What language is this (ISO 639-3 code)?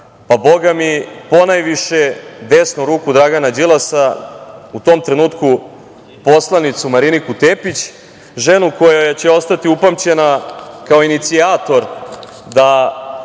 srp